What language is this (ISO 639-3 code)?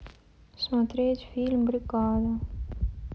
rus